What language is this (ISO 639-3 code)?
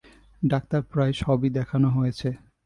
ben